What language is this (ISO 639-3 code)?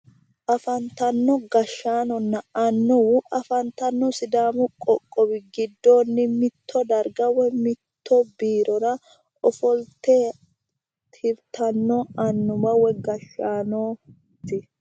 sid